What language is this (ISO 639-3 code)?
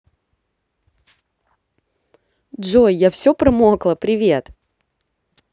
rus